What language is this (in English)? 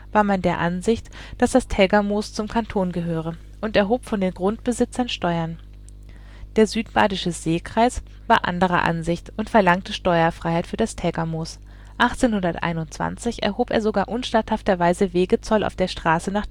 German